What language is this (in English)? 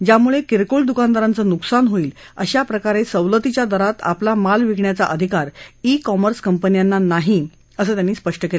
Marathi